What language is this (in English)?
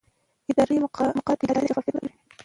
Pashto